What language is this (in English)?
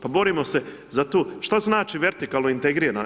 Croatian